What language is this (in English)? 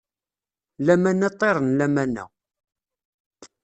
Kabyle